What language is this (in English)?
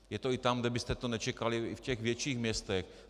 Czech